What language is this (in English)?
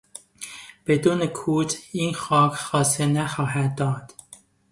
Persian